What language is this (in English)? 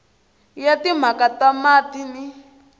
Tsonga